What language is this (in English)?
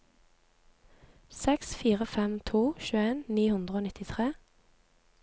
Norwegian